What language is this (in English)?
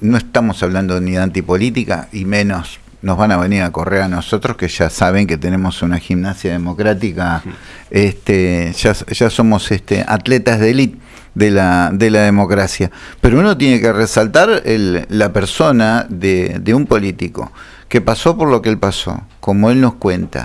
Spanish